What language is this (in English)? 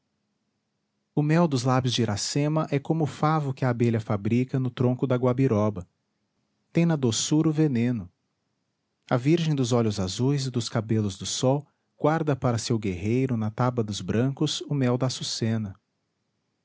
Portuguese